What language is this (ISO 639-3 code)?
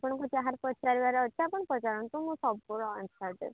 ori